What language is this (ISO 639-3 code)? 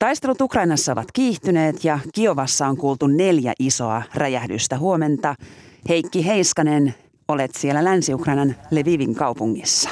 fin